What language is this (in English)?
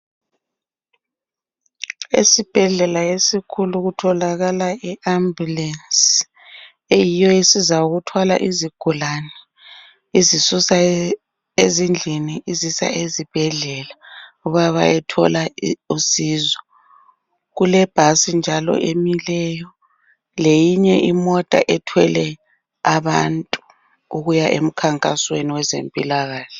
North Ndebele